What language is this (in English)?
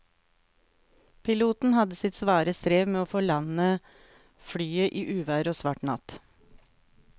Norwegian